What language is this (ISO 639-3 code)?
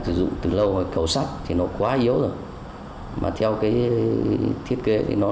vie